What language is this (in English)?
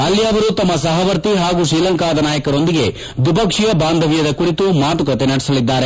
Kannada